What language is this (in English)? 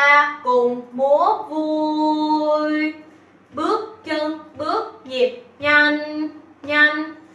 Vietnamese